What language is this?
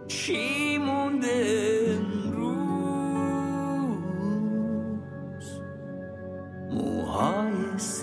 Persian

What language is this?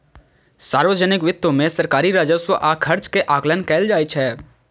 Maithili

